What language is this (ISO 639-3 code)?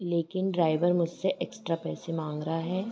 hin